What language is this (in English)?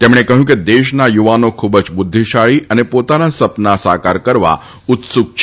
Gujarati